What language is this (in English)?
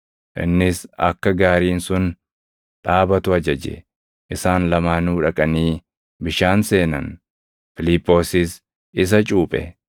Oromo